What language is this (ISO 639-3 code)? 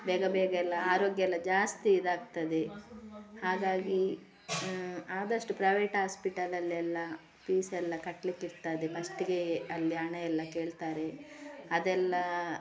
kan